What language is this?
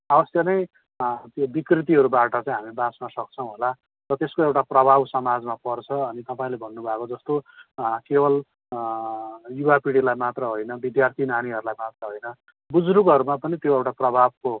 Nepali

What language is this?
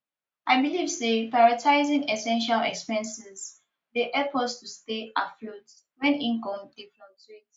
Nigerian Pidgin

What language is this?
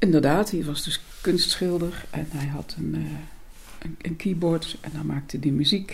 Dutch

